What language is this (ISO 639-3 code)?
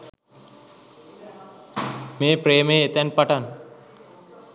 sin